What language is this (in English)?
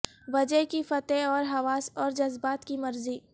Urdu